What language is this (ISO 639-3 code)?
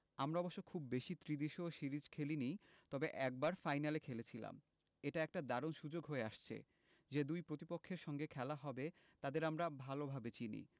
ben